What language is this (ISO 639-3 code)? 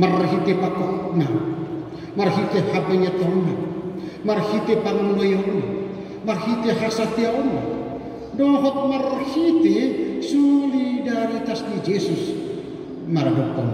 ind